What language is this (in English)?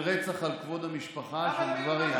Hebrew